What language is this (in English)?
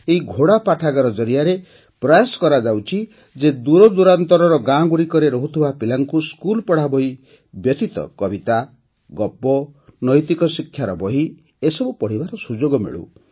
Odia